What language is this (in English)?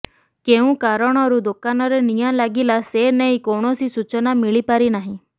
Odia